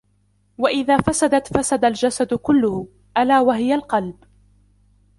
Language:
Arabic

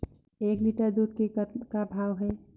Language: Chhattisgarhi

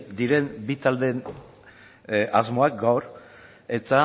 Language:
Basque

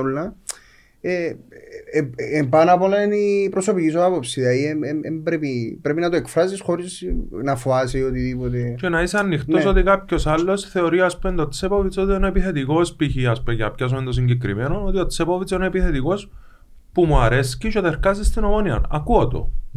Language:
Greek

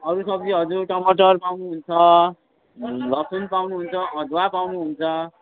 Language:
Nepali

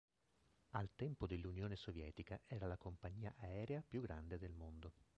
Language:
Italian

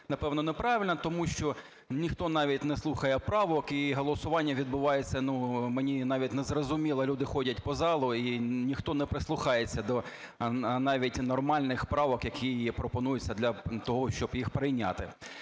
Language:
Ukrainian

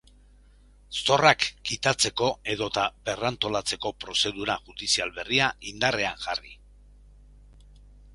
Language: Basque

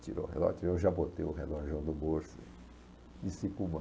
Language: Portuguese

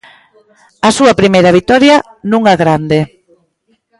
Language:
Galician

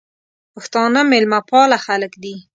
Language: Pashto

